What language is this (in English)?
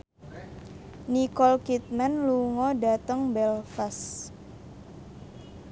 Javanese